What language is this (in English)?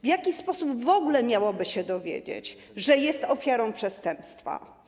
Polish